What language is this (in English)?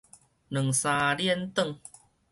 Min Nan Chinese